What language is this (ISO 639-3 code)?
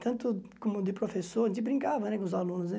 por